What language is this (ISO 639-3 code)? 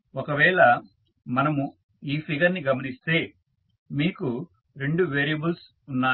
tel